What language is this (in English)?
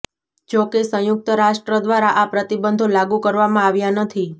Gujarati